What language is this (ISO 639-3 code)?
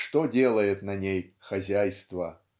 rus